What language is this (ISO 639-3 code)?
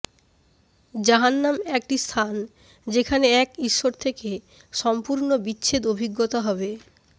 ben